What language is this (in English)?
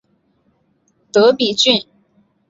Chinese